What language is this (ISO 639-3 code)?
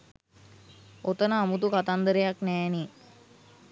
sin